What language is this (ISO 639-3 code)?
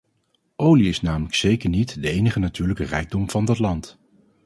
nld